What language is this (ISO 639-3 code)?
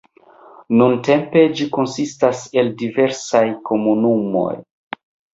epo